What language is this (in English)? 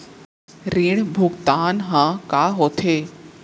Chhattisgarhi